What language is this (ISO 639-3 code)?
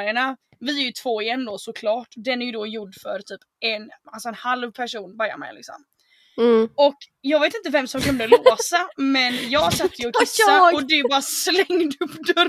swe